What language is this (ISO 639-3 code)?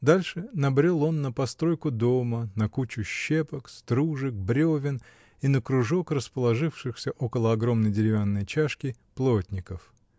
rus